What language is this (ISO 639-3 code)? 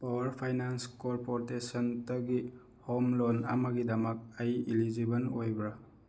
mni